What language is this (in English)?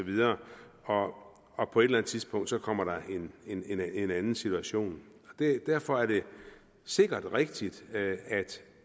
Danish